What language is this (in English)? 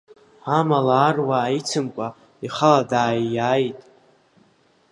Abkhazian